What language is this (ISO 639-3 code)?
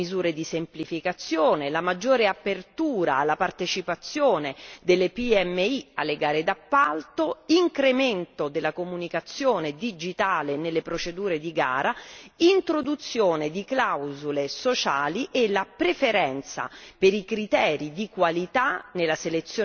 ita